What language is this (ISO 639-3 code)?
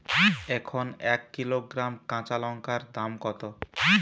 ben